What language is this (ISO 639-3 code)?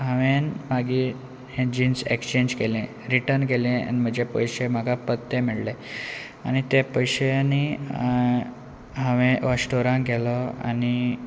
kok